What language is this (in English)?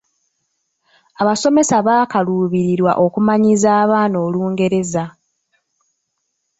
Ganda